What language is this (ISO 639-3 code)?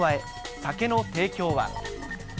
jpn